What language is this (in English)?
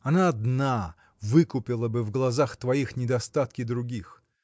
Russian